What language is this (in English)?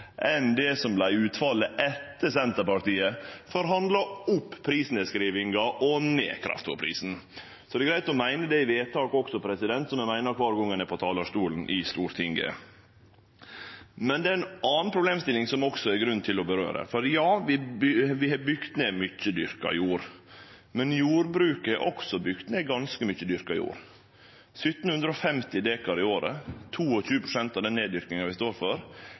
Norwegian Nynorsk